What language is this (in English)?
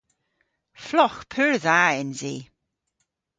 Cornish